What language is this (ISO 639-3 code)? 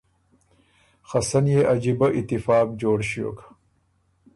oru